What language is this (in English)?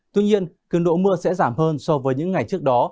Vietnamese